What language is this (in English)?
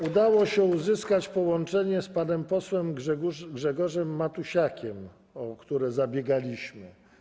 Polish